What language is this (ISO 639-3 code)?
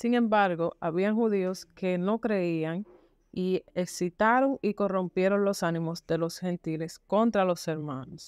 spa